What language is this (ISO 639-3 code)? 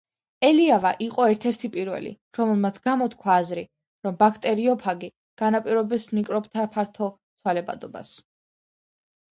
kat